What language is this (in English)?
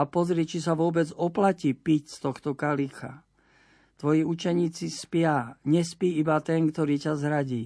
Slovak